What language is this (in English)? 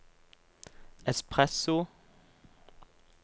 Norwegian